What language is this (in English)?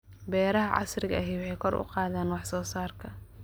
Somali